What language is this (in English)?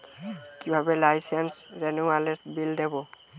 Bangla